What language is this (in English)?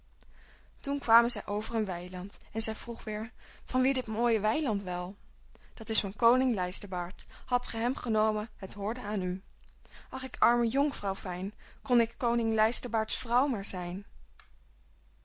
Dutch